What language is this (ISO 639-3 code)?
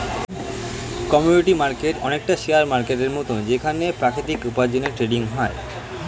ben